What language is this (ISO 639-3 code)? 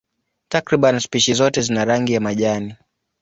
swa